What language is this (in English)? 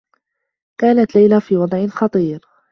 Arabic